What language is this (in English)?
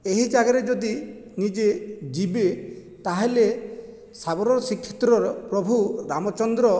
Odia